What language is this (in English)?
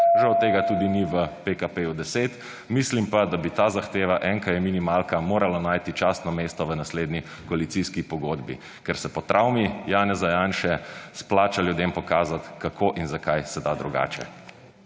Slovenian